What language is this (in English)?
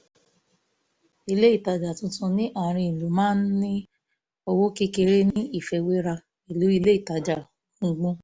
Yoruba